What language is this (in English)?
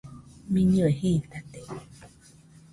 Nüpode Huitoto